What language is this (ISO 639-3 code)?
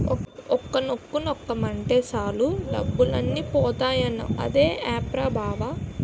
tel